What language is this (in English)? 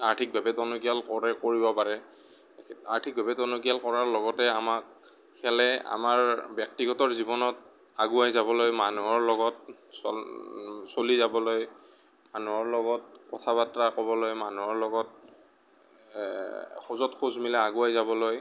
Assamese